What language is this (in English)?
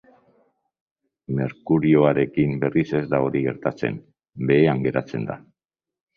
Basque